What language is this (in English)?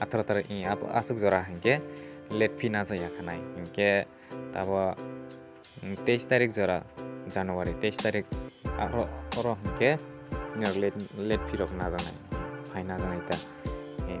Hindi